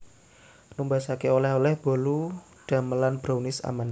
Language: Javanese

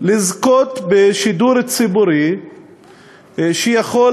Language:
Hebrew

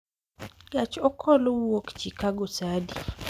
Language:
Luo (Kenya and Tanzania)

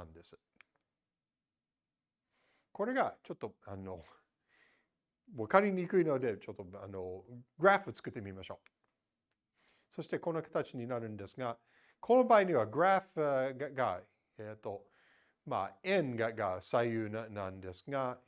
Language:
Japanese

